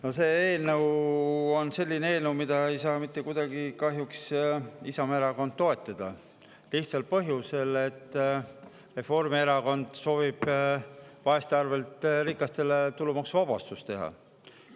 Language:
Estonian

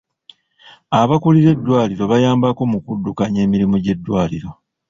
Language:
Ganda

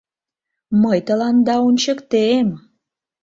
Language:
Mari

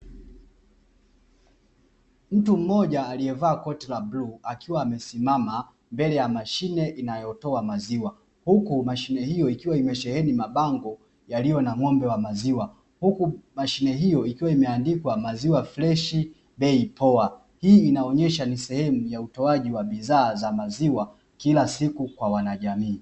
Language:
Swahili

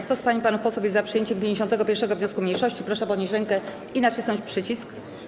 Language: Polish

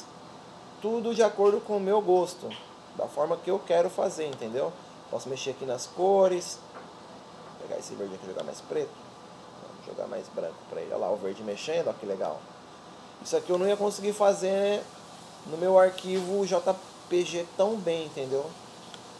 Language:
Portuguese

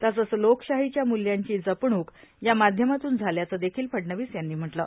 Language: Marathi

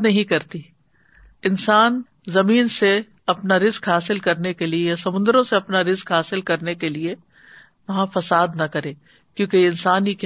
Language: Urdu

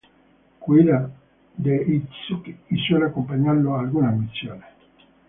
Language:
Spanish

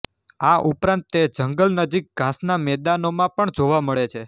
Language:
Gujarati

